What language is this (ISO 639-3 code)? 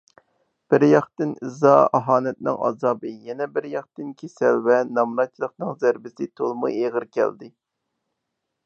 uig